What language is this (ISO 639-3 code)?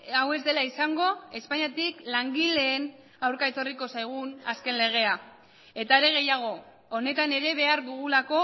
eus